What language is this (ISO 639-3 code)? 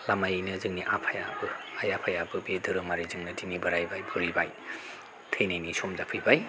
brx